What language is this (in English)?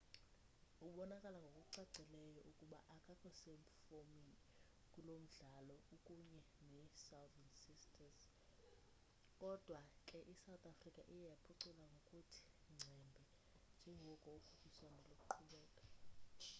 Xhosa